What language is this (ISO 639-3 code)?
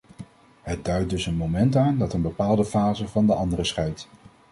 nld